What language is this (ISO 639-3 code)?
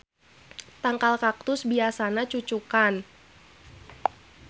sun